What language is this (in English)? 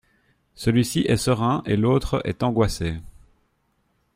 French